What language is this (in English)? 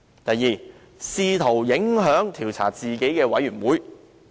Cantonese